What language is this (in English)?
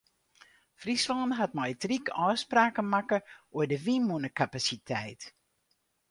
Western Frisian